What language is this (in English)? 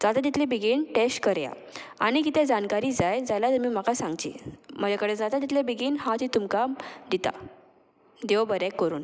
Konkani